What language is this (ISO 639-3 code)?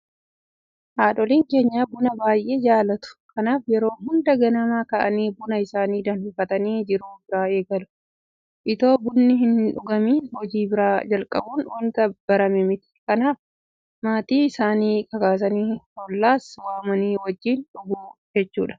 orm